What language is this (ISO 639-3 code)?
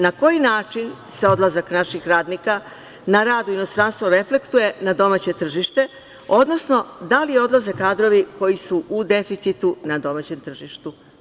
srp